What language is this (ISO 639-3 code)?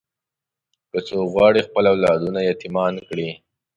pus